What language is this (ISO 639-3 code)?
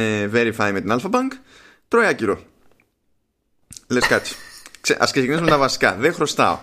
ell